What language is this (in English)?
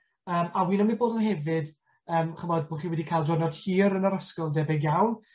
Welsh